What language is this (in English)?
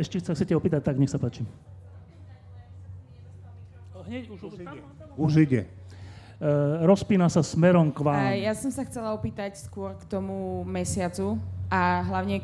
Slovak